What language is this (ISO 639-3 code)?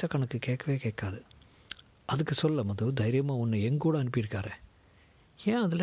tam